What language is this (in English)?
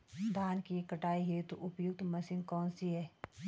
Hindi